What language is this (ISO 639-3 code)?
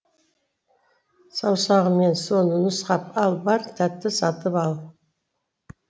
kaz